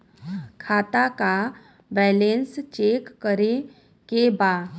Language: Bhojpuri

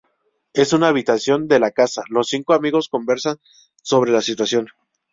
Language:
Spanish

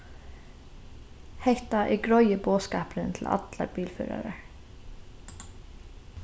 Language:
Faroese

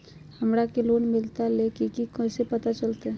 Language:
Magahi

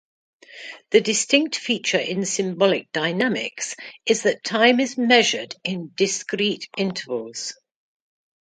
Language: English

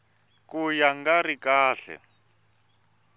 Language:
Tsonga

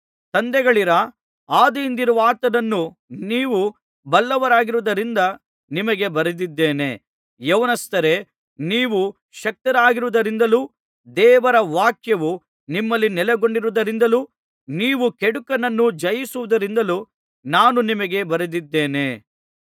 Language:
Kannada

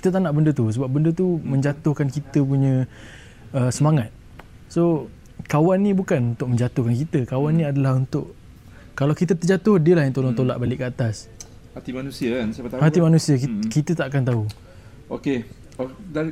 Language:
Malay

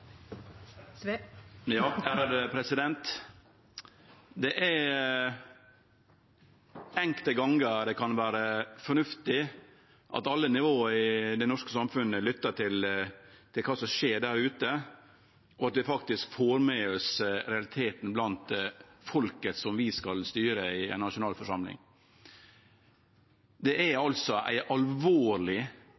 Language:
Norwegian Nynorsk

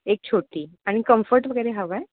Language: Marathi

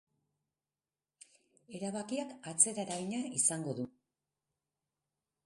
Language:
Basque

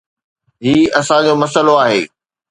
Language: Sindhi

